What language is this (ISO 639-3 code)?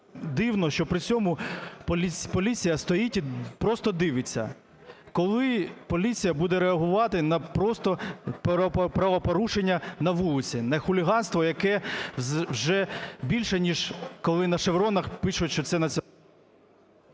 ukr